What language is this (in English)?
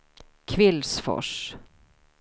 Swedish